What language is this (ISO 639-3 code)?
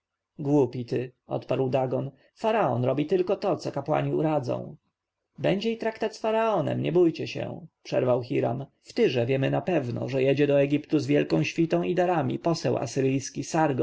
pol